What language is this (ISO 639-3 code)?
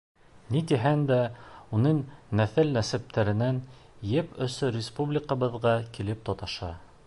bak